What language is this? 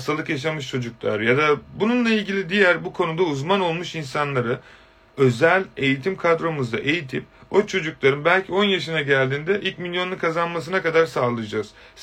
Turkish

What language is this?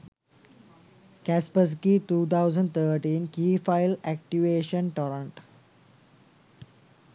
Sinhala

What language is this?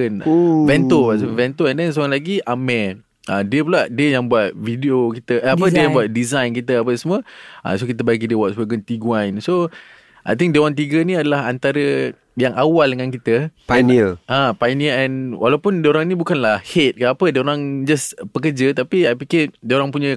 Malay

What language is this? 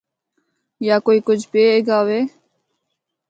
Northern Hindko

